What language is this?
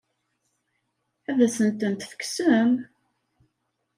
Kabyle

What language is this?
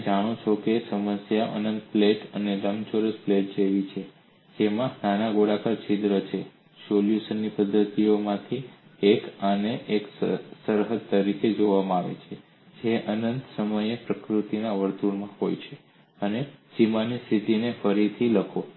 Gujarati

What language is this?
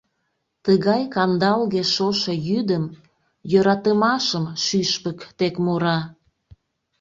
Mari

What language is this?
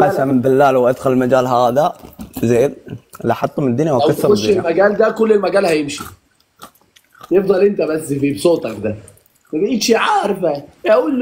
Arabic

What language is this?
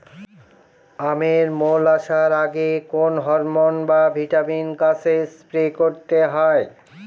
Bangla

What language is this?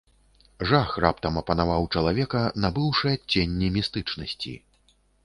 Belarusian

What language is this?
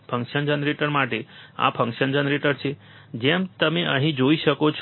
Gujarati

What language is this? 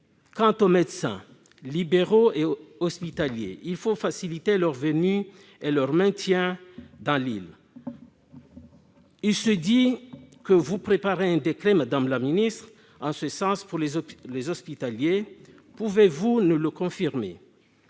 French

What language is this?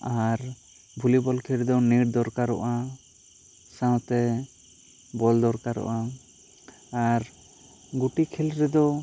Santali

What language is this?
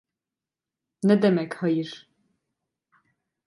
Turkish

